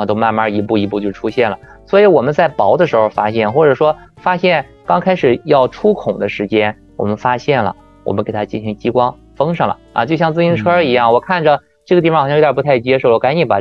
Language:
Chinese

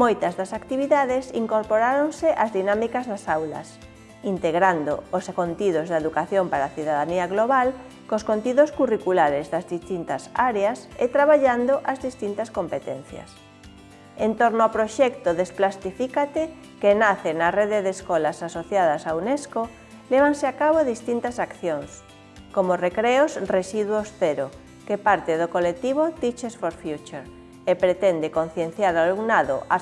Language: Spanish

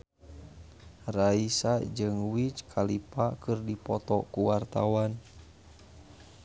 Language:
Sundanese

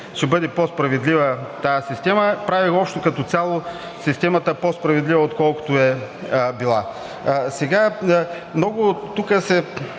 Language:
Bulgarian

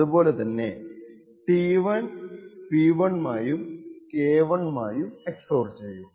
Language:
Malayalam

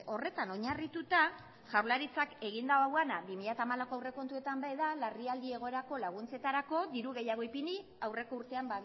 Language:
Basque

